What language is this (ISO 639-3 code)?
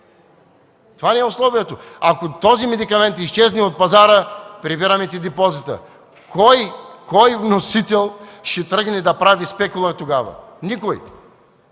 bul